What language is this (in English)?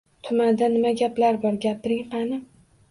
Uzbek